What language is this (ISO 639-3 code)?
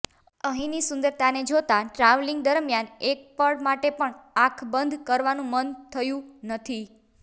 guj